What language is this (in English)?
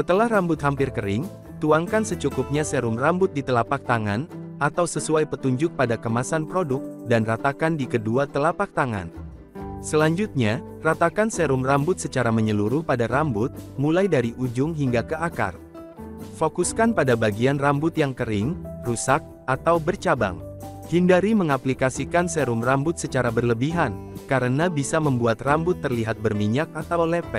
Indonesian